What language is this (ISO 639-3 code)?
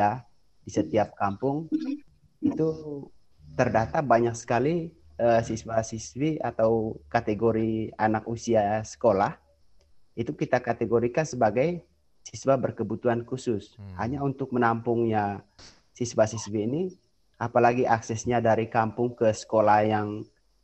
ind